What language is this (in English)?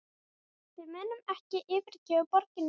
Icelandic